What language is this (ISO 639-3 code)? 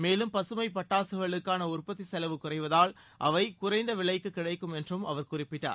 tam